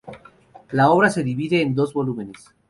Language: Spanish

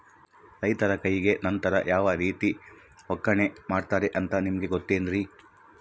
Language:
Kannada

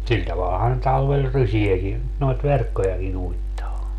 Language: Finnish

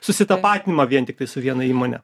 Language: Lithuanian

